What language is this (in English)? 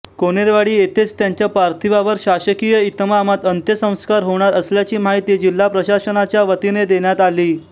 Marathi